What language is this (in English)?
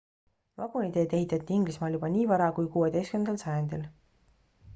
Estonian